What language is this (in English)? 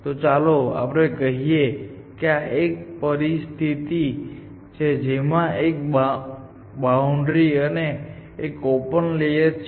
Gujarati